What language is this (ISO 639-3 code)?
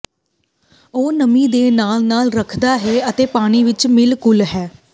pan